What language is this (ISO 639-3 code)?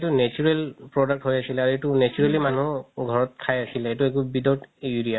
asm